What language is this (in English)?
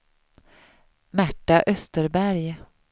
Swedish